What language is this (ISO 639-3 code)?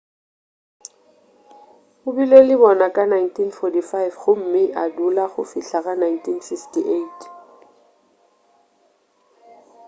nso